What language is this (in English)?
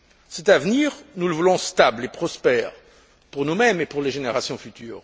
French